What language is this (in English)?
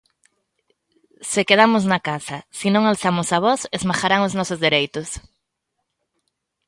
Galician